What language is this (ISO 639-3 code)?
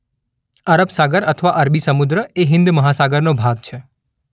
guj